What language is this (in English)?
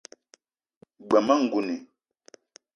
Eton (Cameroon)